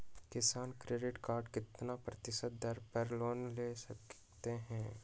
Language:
Magahi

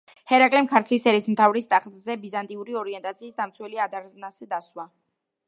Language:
Georgian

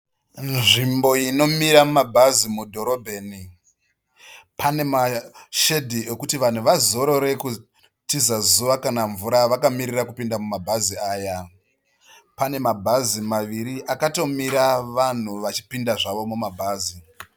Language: Shona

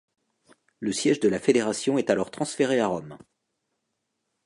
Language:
French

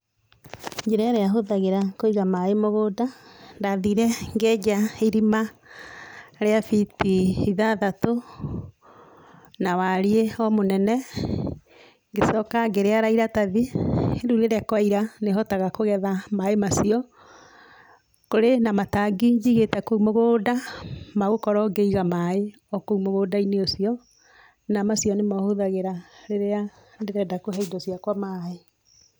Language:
Kikuyu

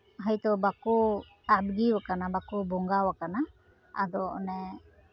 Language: Santali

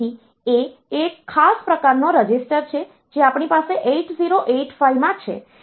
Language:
Gujarati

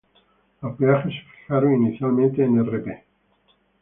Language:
Spanish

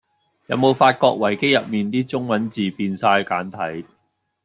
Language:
Cantonese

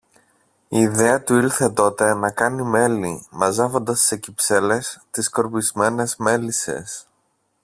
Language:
Greek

